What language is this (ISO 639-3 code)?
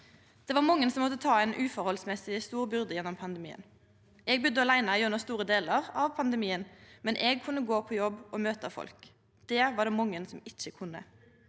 nor